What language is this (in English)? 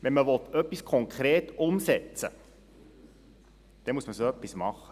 Swiss German